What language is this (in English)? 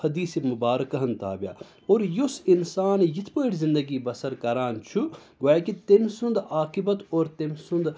Kashmiri